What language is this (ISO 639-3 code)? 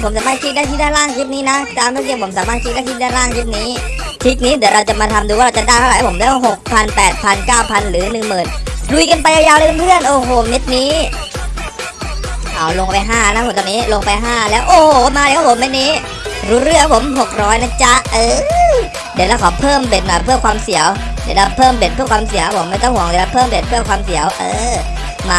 tha